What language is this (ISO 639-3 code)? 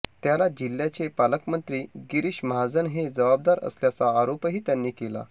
mar